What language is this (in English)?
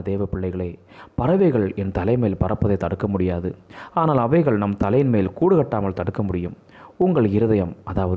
Tamil